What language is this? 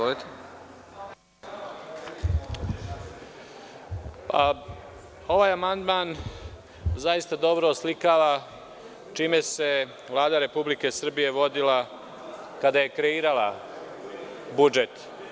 Serbian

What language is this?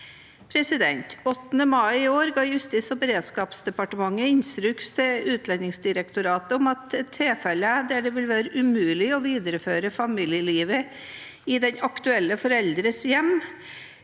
Norwegian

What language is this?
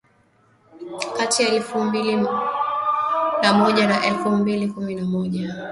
Swahili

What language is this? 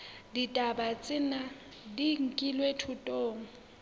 Southern Sotho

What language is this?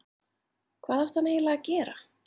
Icelandic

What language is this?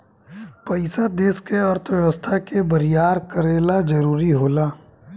Bhojpuri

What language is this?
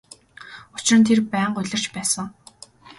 Mongolian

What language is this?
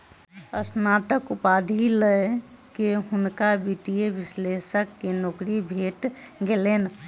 Maithili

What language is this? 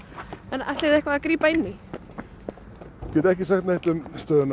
Icelandic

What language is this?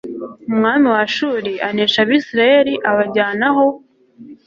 Kinyarwanda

